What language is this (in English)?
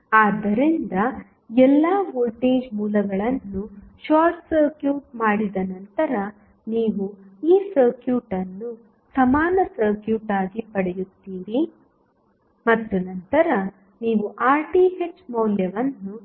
Kannada